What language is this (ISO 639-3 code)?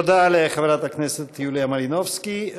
heb